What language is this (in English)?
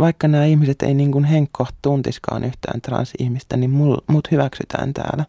Finnish